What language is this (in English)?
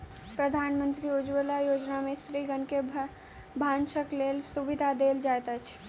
Maithili